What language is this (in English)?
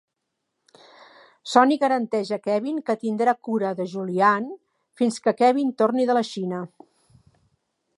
Catalan